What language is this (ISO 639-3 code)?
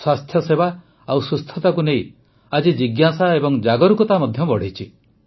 ori